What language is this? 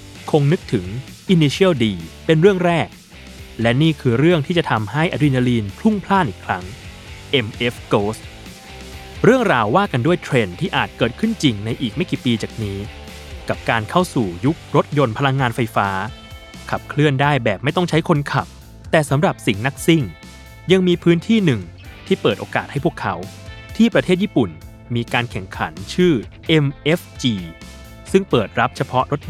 Thai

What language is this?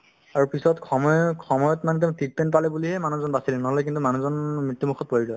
Assamese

